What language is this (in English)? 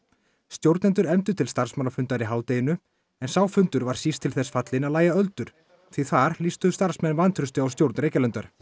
Icelandic